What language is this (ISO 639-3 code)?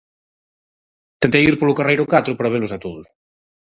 glg